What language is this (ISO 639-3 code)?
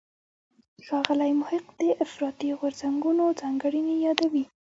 pus